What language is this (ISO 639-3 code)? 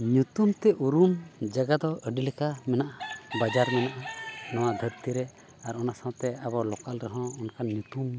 sat